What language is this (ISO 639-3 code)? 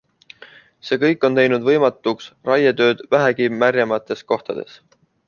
est